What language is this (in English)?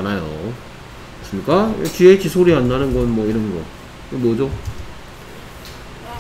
Korean